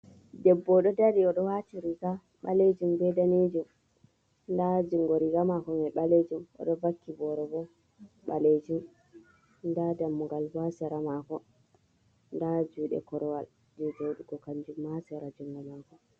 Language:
Fula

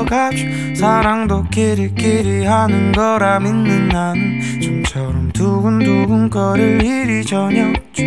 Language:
Korean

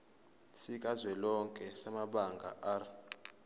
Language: Zulu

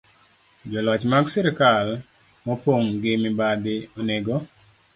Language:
Luo (Kenya and Tanzania)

